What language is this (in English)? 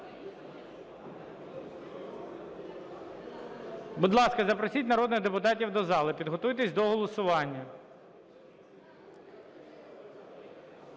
Ukrainian